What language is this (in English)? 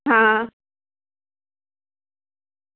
Gujarati